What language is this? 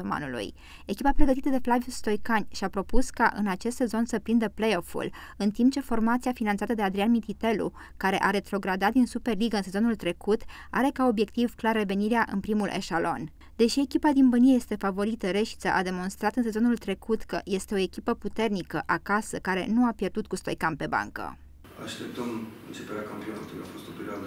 Romanian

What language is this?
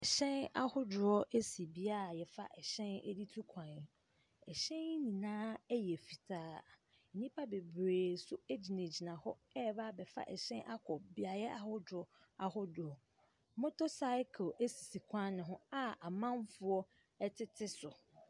Akan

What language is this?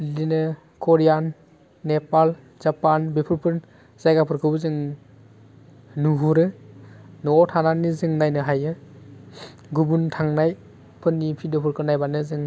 Bodo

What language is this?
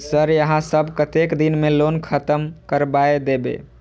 Maithili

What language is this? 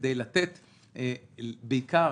Hebrew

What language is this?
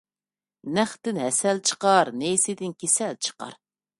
Uyghur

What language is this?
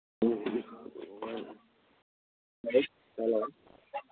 Manipuri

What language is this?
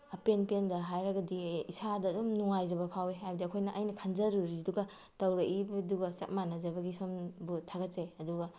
Manipuri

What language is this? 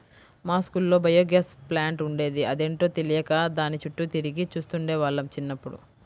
Telugu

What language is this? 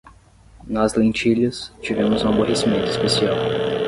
Portuguese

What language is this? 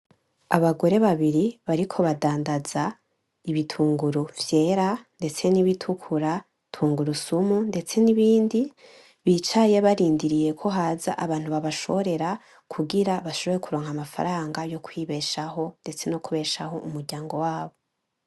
Rundi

